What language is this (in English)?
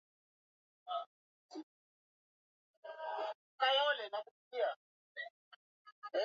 Swahili